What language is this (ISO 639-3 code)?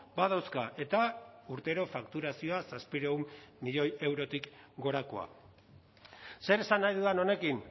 eus